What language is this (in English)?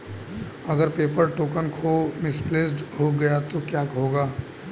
Hindi